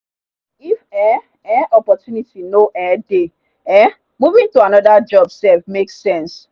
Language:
Nigerian Pidgin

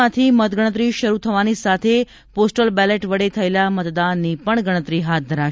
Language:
Gujarati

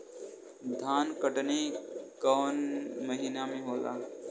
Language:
Bhojpuri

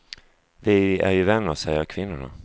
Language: Swedish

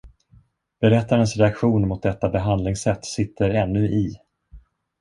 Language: Swedish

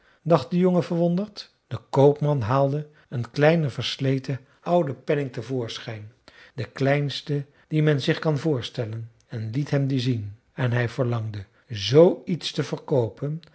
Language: Dutch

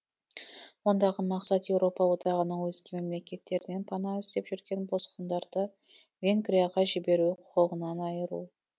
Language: Kazakh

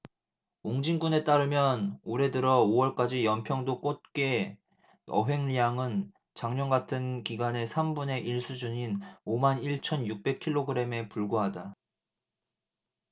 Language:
Korean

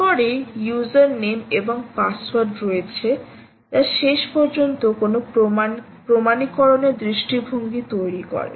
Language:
Bangla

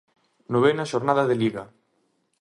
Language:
Galician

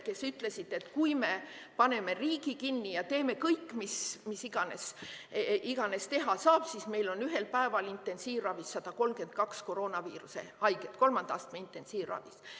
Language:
Estonian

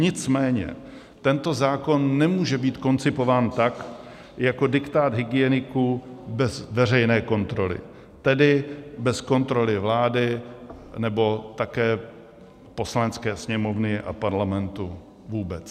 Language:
Czech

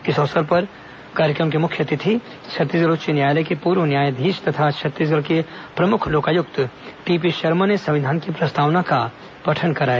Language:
Hindi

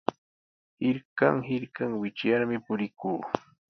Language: Sihuas Ancash Quechua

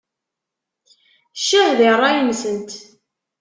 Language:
Kabyle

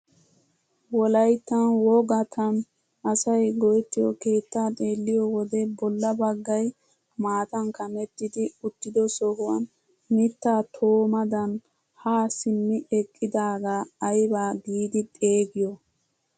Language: Wolaytta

